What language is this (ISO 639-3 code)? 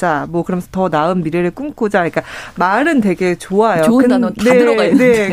kor